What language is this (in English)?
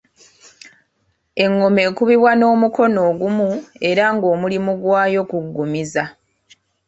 Ganda